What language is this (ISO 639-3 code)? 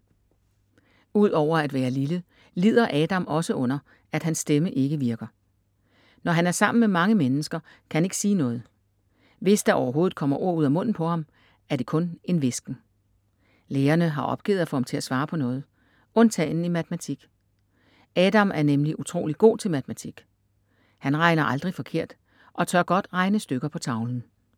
dan